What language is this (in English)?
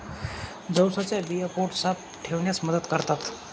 Marathi